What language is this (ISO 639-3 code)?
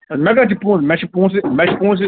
kas